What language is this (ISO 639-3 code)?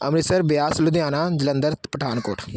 pan